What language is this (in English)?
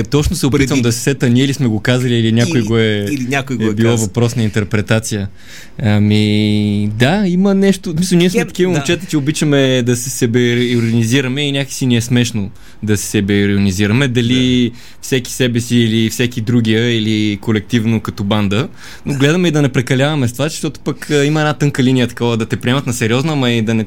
Bulgarian